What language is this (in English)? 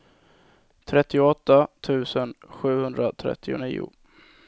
Swedish